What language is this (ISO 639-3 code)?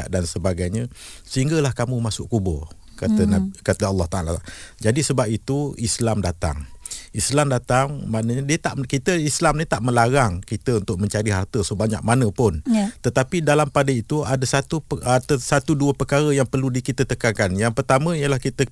msa